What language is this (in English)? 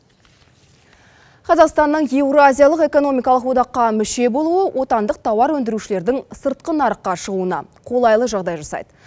Kazakh